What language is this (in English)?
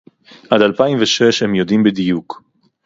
Hebrew